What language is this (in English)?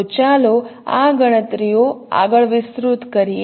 Gujarati